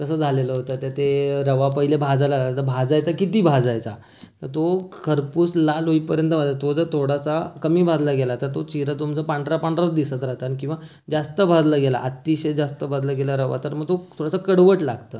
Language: Marathi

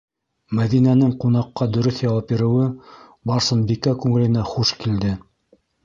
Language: Bashkir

